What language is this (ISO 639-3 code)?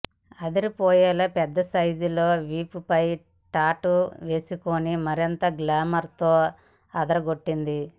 tel